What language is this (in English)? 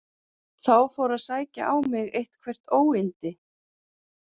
Icelandic